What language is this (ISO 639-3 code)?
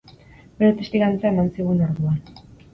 eus